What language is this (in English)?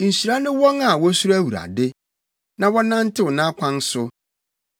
Akan